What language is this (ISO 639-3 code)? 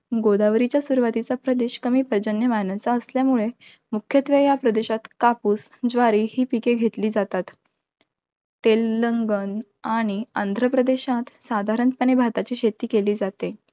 mar